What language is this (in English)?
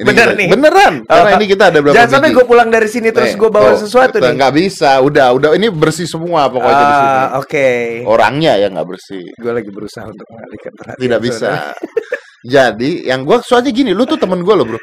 Indonesian